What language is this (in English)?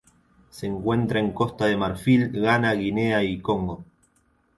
Spanish